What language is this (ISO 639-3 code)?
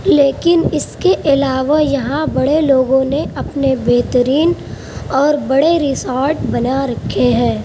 urd